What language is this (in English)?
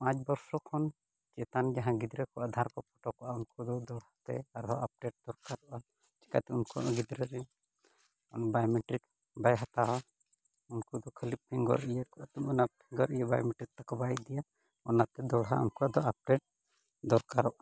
Santali